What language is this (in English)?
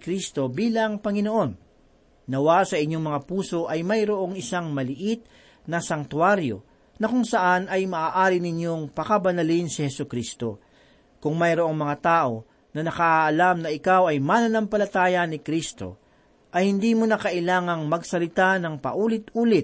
Filipino